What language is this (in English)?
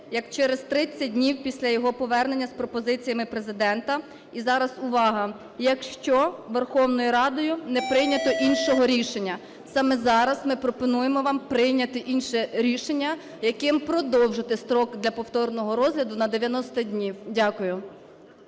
Ukrainian